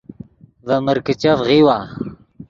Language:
Yidgha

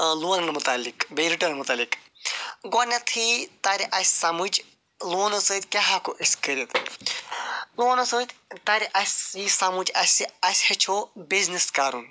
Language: Kashmiri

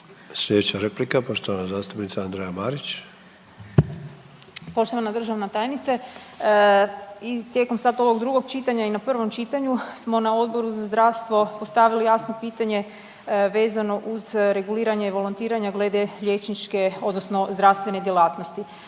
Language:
Croatian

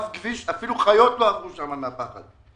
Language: Hebrew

